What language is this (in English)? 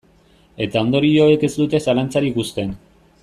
Basque